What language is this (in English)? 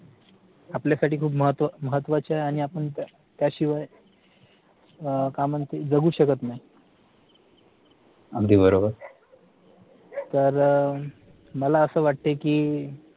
Marathi